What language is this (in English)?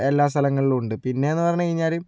Malayalam